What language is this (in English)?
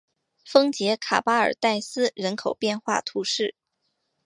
Chinese